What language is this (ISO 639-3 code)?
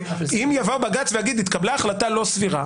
heb